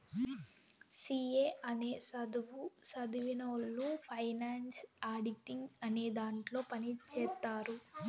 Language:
Telugu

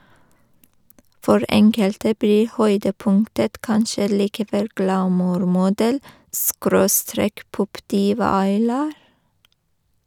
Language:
Norwegian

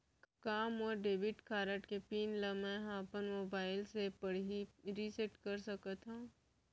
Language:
Chhattisgarhi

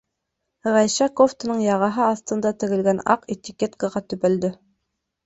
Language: Bashkir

